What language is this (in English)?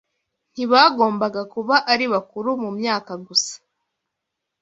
Kinyarwanda